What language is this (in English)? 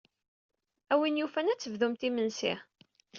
Kabyle